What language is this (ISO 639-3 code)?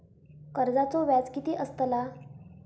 mar